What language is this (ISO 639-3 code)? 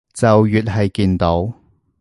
yue